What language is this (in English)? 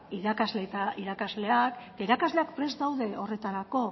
Basque